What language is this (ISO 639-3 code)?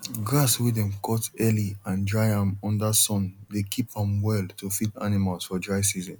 pcm